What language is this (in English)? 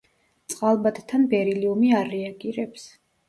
Georgian